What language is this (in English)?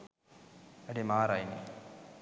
Sinhala